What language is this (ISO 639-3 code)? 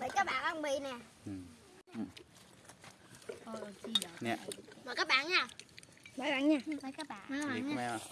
vie